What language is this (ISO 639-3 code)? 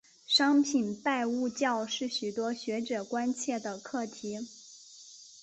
zho